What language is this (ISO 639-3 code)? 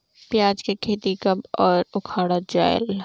hne